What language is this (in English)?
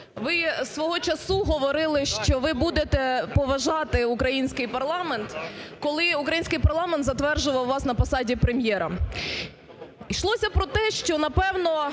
Ukrainian